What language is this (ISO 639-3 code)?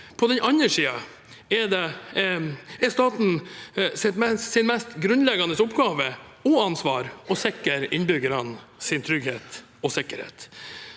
nor